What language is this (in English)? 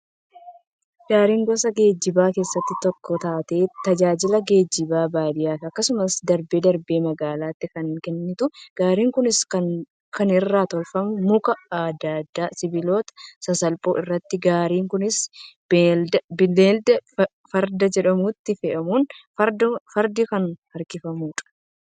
Oromo